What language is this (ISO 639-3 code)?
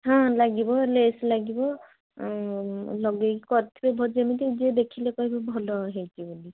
ori